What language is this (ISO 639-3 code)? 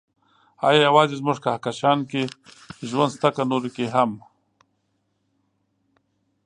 pus